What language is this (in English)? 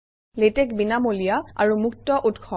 Assamese